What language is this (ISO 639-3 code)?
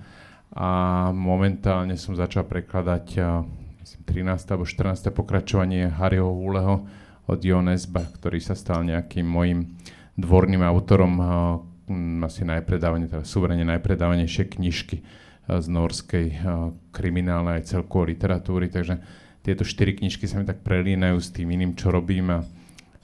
slk